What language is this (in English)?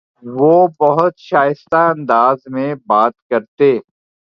Urdu